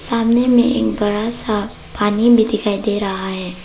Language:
Hindi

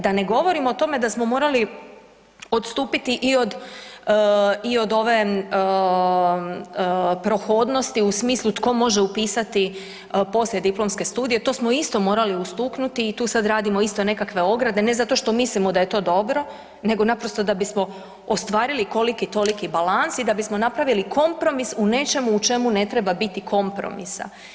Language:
Croatian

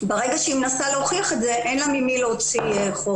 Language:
Hebrew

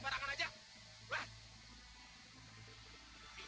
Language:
Indonesian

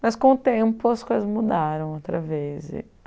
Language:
Portuguese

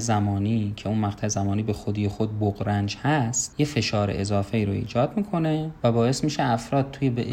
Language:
Persian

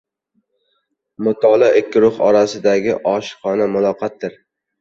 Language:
Uzbek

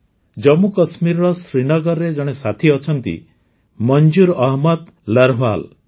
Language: Odia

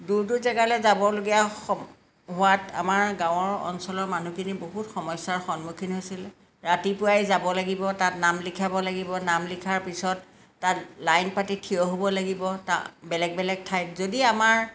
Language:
Assamese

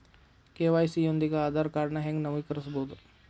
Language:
Kannada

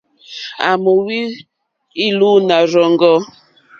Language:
Mokpwe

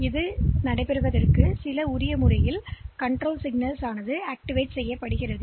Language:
Tamil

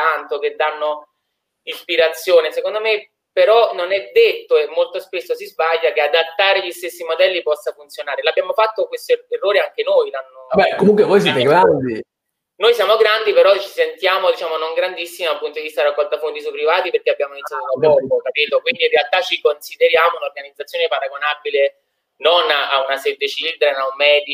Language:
Italian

